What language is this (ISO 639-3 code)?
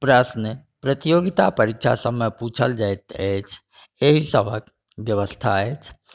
mai